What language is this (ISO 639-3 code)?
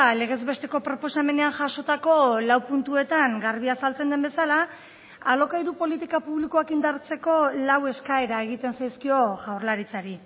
eus